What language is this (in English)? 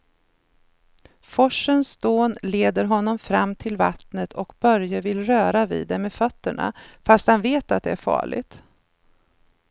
Swedish